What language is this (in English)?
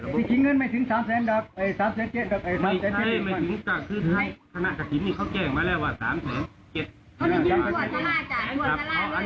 Thai